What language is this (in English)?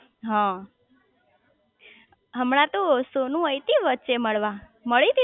Gujarati